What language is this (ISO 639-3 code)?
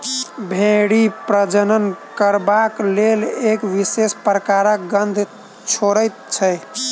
mai